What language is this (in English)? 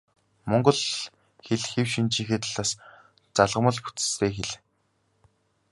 Mongolian